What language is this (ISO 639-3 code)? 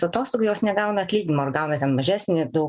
lit